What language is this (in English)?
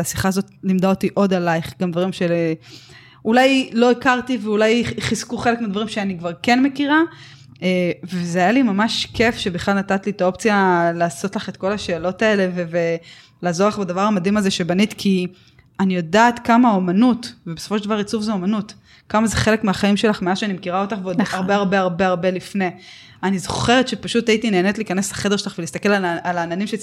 Hebrew